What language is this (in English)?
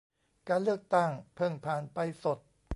Thai